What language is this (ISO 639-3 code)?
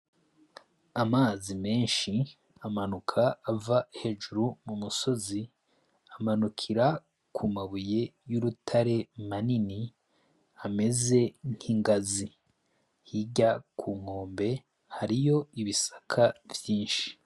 run